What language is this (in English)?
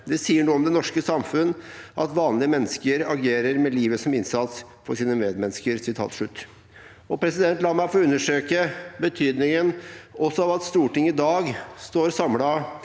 Norwegian